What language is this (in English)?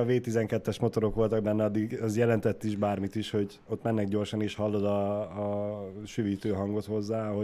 Hungarian